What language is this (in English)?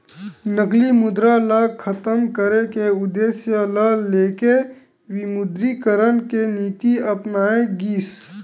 Chhattisgarhi